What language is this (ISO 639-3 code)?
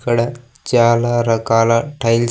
tel